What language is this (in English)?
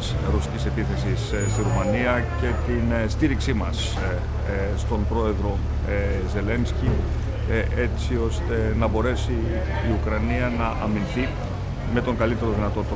Greek